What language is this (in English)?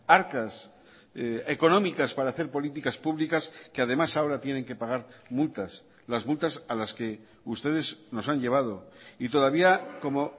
Spanish